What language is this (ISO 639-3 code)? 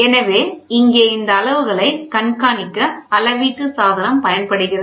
tam